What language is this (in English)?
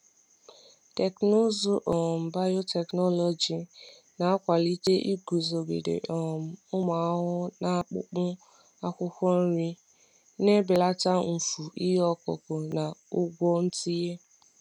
Igbo